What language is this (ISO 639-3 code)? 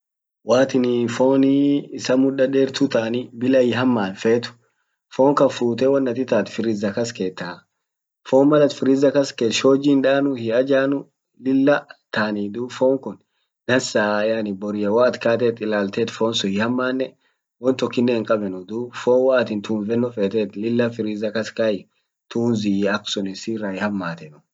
orc